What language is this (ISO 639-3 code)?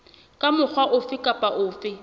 sot